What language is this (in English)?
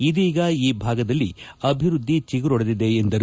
Kannada